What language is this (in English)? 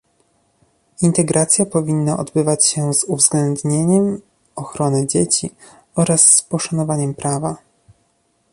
Polish